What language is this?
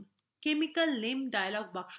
Bangla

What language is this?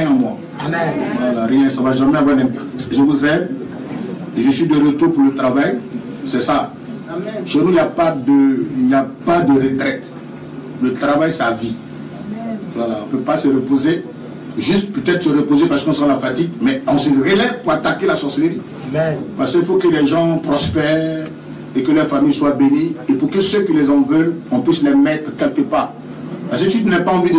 French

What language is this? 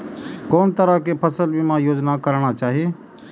Maithili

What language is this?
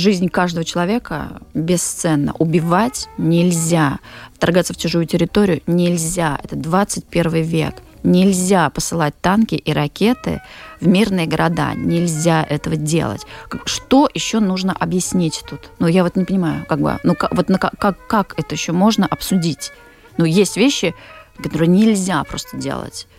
Russian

